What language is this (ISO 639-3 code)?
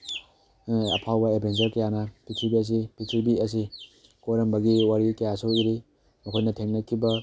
mni